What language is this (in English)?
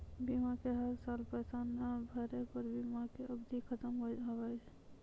Maithili